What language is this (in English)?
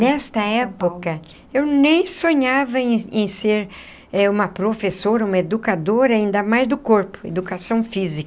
Portuguese